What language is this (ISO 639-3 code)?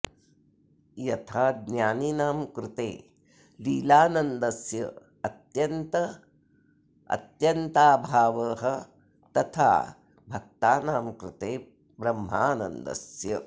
san